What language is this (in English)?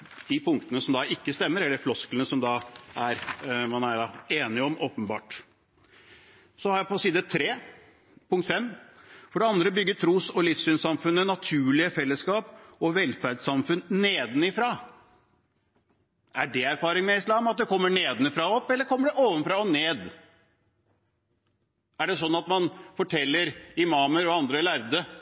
Norwegian Bokmål